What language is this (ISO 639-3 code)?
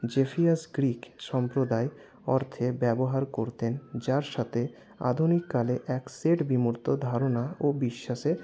ben